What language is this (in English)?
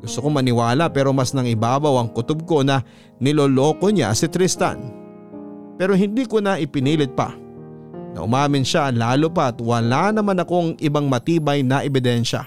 Filipino